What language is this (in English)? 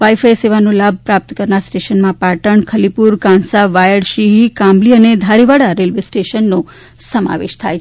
Gujarati